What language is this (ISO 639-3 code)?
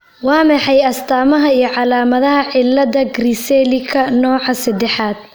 som